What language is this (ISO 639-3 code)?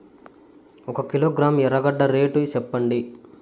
tel